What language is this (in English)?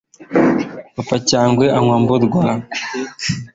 Kinyarwanda